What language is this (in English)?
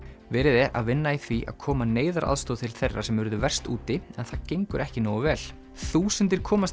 Icelandic